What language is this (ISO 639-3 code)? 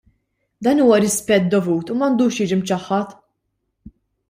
mlt